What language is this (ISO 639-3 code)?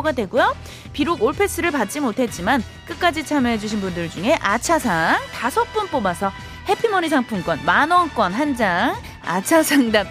kor